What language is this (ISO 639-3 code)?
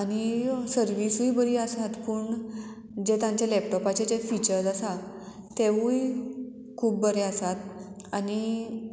kok